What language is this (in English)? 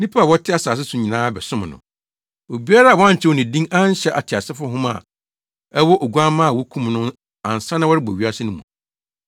Akan